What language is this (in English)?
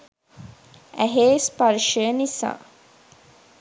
Sinhala